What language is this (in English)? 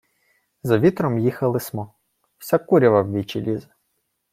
Ukrainian